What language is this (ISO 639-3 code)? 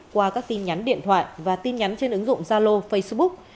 vie